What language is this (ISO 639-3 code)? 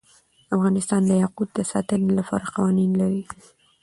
pus